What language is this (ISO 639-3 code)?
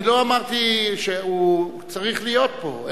heb